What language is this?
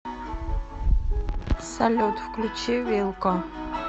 Russian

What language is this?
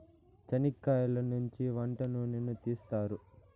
Telugu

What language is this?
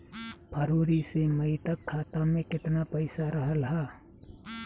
Bhojpuri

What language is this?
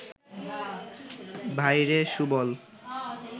Bangla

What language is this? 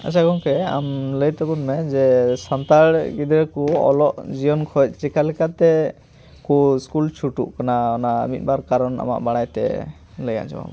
Santali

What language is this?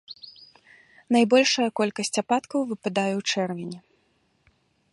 Belarusian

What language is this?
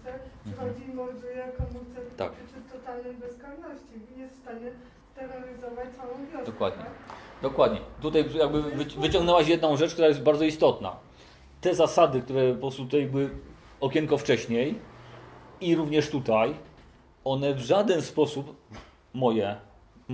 Polish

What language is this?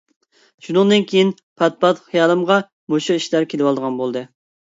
Uyghur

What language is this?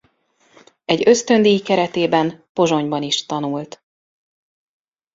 Hungarian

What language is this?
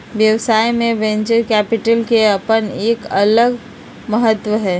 Magahi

